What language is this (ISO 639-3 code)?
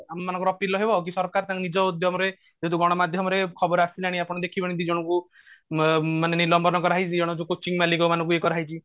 ori